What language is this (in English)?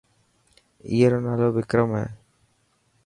Dhatki